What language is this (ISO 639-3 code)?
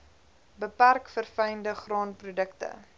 afr